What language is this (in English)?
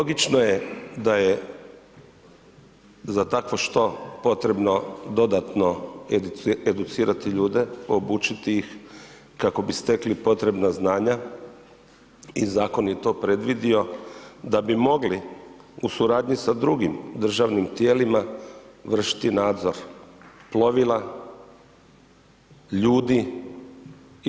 Croatian